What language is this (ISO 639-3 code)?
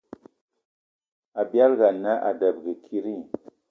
eto